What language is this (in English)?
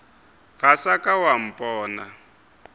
Northern Sotho